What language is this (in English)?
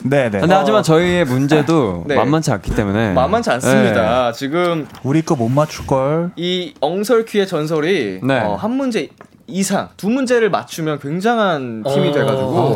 Korean